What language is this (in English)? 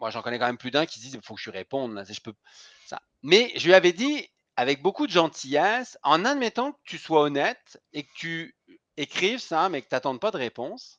French